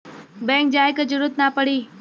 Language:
Bhojpuri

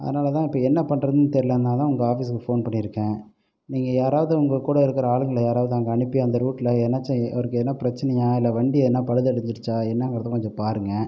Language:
Tamil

